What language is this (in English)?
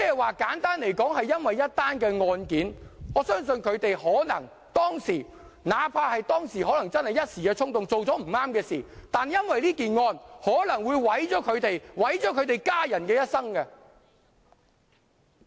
Cantonese